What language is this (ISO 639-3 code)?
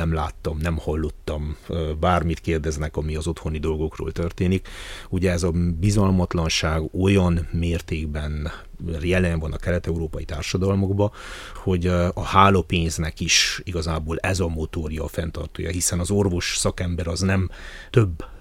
hun